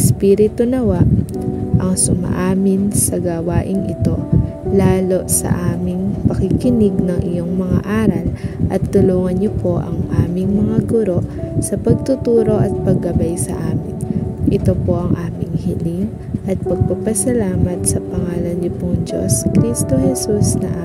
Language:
Filipino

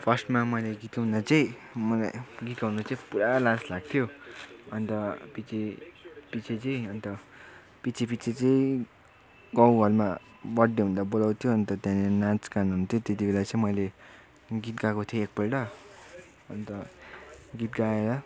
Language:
Nepali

